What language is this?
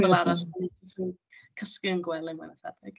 Welsh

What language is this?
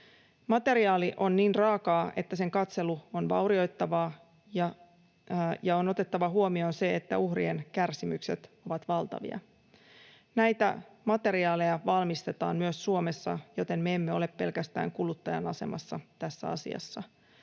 Finnish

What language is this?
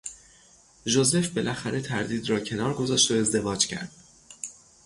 Persian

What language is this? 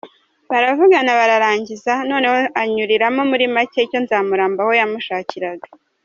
Kinyarwanda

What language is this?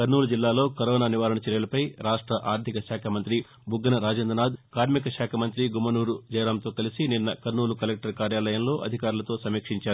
Telugu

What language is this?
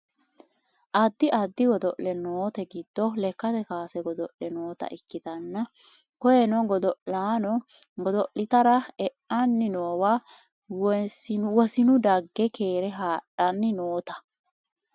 Sidamo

